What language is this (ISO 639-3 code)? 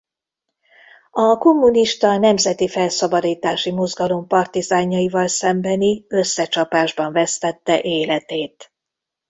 hun